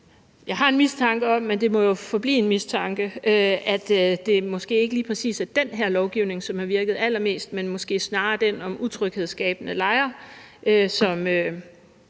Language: Danish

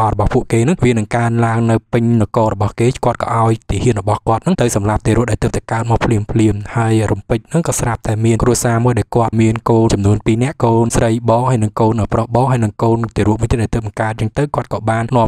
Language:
Indonesian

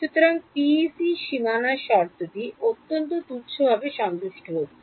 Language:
Bangla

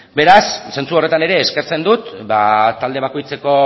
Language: Basque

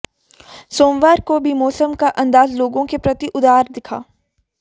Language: Hindi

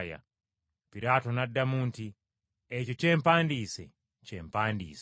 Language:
Ganda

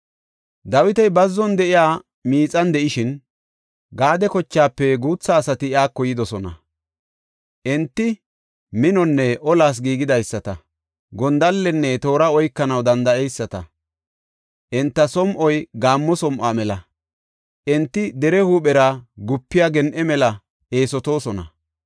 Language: Gofa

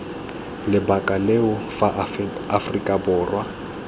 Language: Tswana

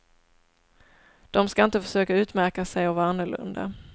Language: Swedish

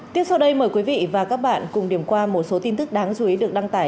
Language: Vietnamese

